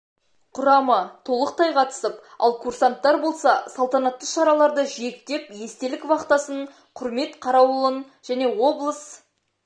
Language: Kazakh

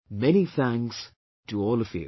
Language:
English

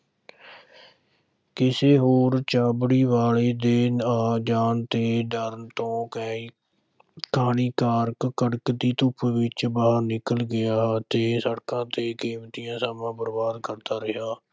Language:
Punjabi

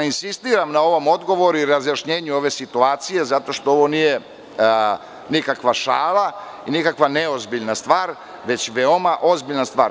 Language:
Serbian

